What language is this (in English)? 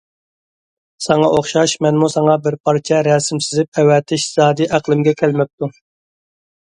Uyghur